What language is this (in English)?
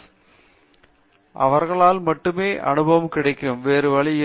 Tamil